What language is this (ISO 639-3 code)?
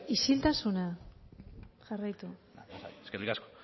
eus